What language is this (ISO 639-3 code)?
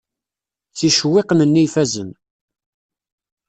kab